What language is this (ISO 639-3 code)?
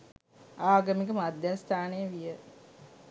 sin